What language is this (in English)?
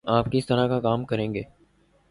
Urdu